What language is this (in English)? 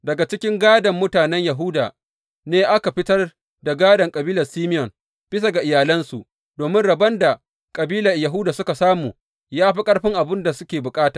Hausa